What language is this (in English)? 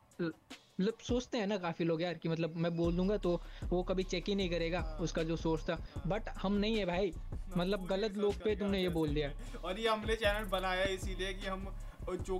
Hindi